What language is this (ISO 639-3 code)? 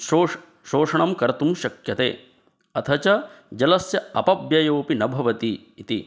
san